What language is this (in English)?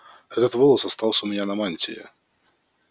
Russian